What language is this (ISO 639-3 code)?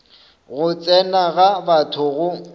nso